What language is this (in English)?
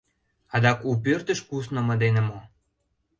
Mari